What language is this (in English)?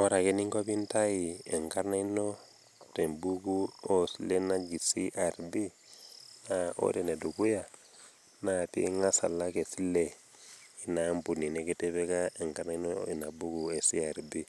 Masai